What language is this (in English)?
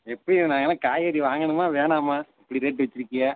Tamil